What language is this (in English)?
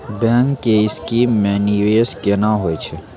Maithili